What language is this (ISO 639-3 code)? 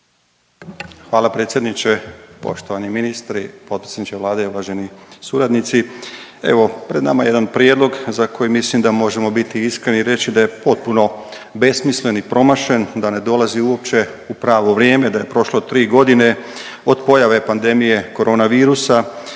hrv